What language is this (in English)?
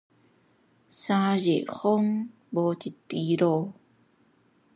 Min Nan Chinese